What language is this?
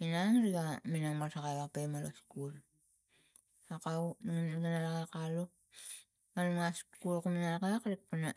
Tigak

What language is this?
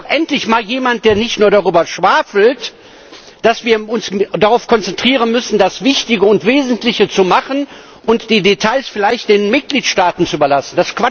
German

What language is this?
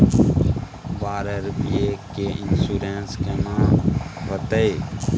Maithili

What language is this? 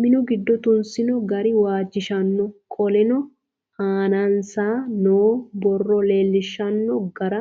Sidamo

